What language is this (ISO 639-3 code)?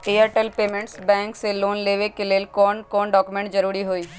mag